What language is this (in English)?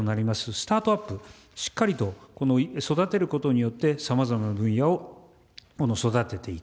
Japanese